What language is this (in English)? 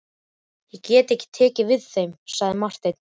Icelandic